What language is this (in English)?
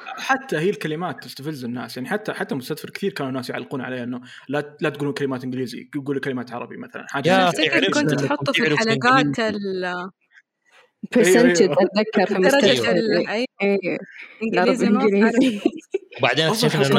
Arabic